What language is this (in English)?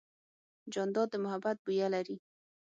Pashto